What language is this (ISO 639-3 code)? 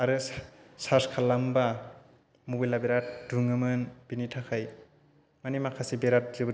brx